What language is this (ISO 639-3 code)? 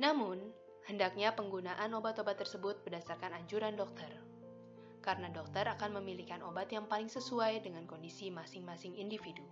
ind